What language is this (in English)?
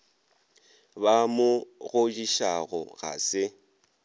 Northern Sotho